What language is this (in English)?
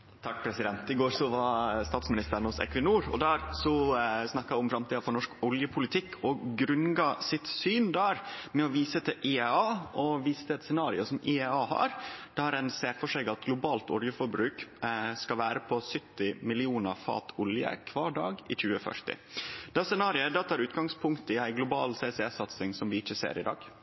Norwegian Nynorsk